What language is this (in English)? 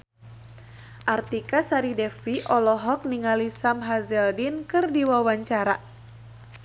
Sundanese